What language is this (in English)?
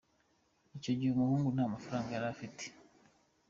Kinyarwanda